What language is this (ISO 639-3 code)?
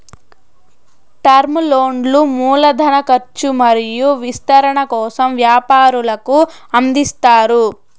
tel